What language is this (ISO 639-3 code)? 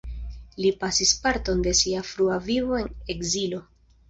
epo